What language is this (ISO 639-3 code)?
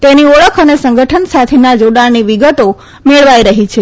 guj